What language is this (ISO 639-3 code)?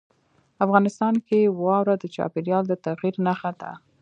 pus